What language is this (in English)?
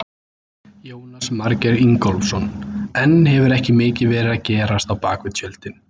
Icelandic